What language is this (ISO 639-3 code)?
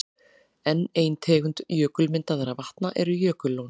isl